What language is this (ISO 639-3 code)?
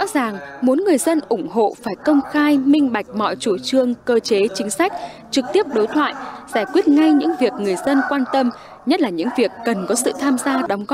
vie